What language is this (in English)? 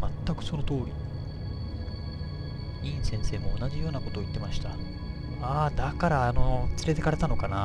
Japanese